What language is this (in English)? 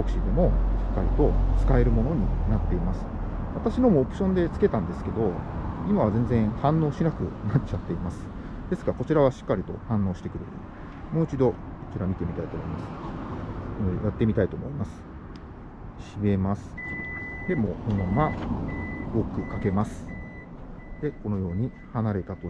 Japanese